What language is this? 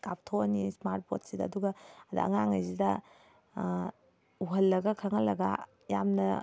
Manipuri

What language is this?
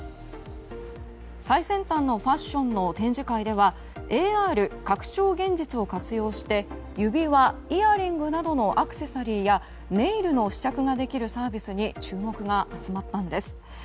Japanese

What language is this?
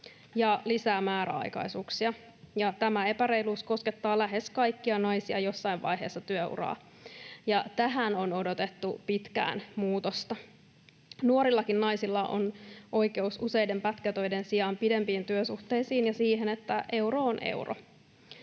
Finnish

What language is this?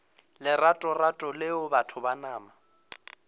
Northern Sotho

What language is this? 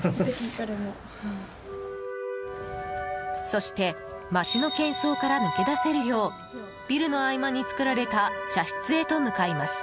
Japanese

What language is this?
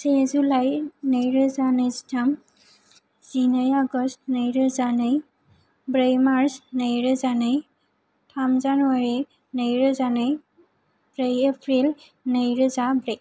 Bodo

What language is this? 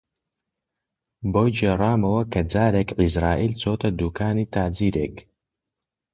Central Kurdish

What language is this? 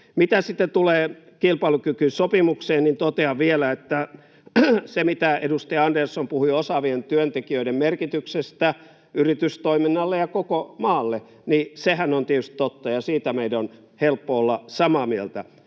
Finnish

